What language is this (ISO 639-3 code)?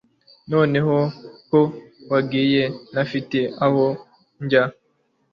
kin